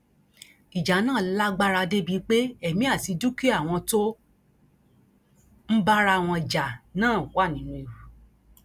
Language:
Yoruba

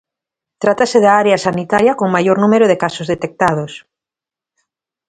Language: Galician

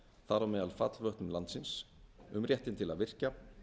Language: Icelandic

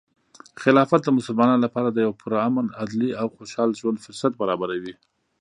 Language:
Pashto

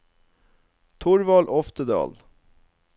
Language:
Norwegian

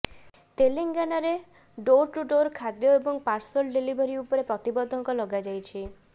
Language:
Odia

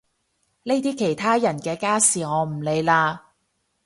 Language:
Cantonese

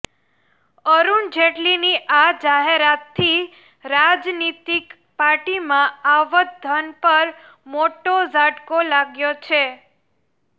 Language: Gujarati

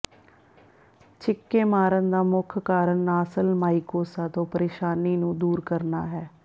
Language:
Punjabi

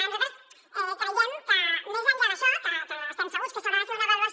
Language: Catalan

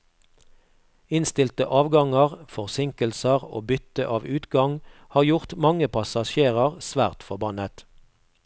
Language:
Norwegian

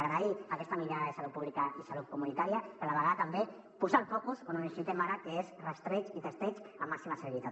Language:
Catalan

